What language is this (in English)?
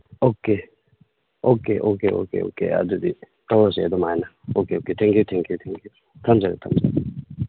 Manipuri